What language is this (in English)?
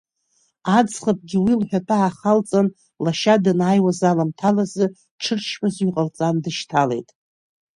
Abkhazian